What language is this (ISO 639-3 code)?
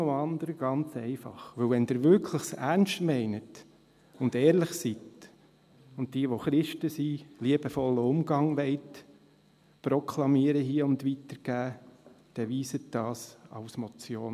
gsw